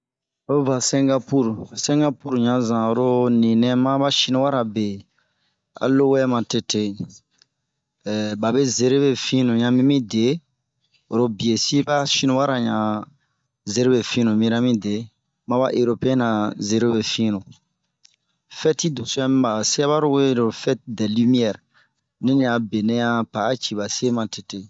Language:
Bomu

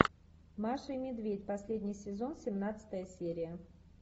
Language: Russian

